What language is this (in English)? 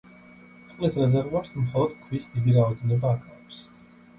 Georgian